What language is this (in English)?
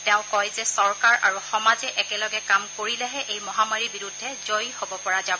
Assamese